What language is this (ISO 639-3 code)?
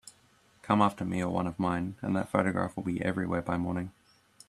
eng